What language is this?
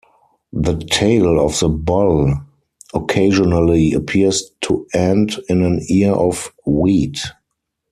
English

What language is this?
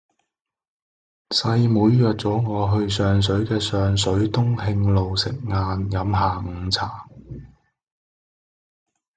Cantonese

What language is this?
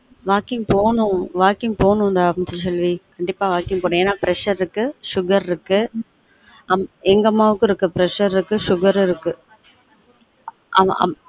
Tamil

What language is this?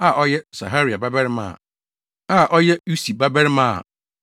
Akan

